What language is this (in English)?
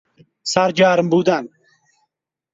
Persian